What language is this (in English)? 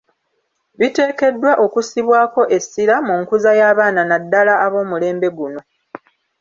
Ganda